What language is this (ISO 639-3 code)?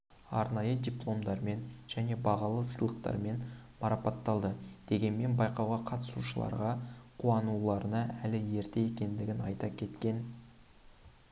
kaz